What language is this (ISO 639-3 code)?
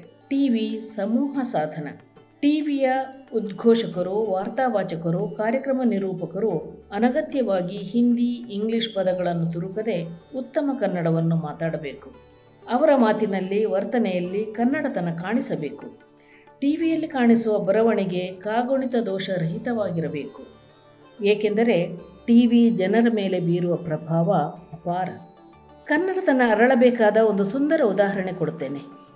kan